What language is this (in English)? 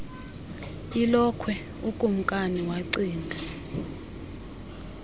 Xhosa